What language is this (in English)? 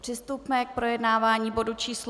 Czech